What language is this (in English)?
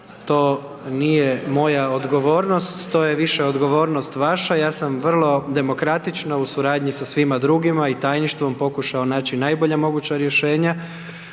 Croatian